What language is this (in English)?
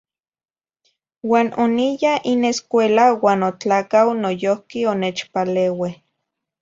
Zacatlán-Ahuacatlán-Tepetzintla Nahuatl